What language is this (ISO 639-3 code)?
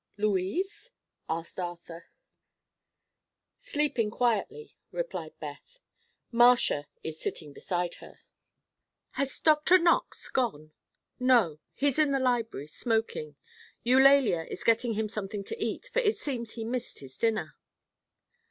eng